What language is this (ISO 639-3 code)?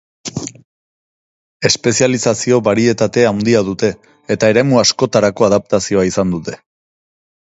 eus